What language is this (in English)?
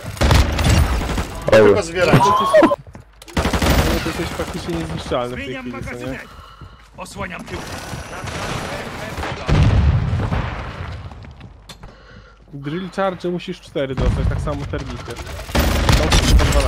Polish